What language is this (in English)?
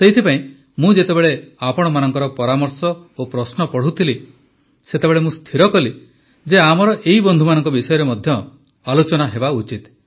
Odia